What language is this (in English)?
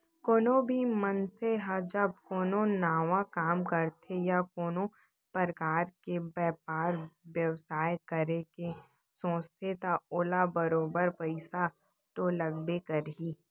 Chhattisgarhi